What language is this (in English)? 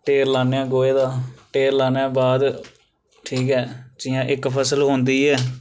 Dogri